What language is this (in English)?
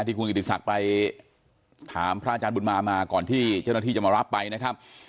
Thai